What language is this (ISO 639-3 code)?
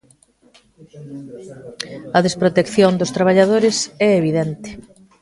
glg